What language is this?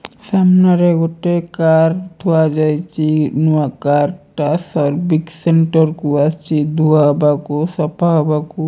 Odia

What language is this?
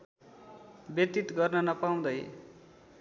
Nepali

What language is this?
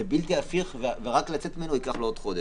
Hebrew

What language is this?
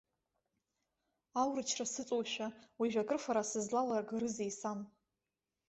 Abkhazian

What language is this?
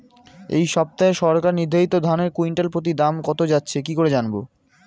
Bangla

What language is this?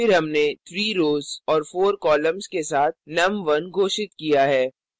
Hindi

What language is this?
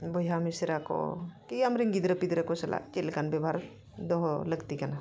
Santali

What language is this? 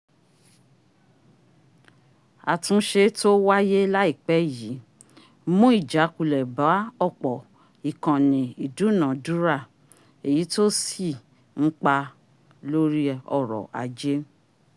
Yoruba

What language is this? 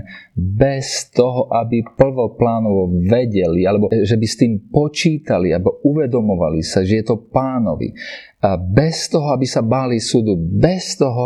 Slovak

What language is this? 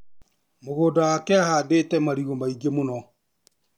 Kikuyu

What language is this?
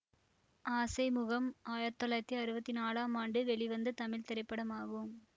Tamil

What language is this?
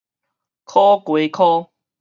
Min Nan Chinese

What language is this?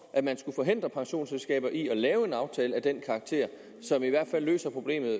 Danish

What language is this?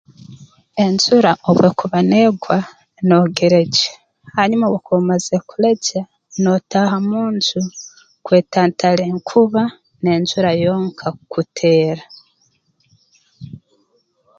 Tooro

